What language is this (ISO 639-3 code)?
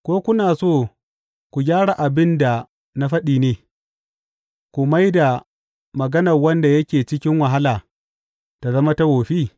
hau